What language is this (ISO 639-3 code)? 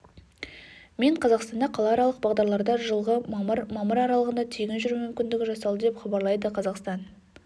kaz